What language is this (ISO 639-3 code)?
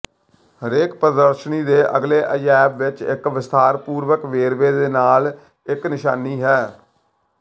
pan